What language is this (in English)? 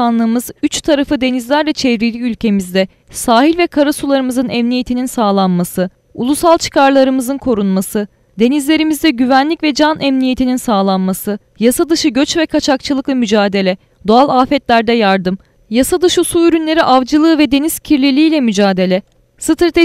Turkish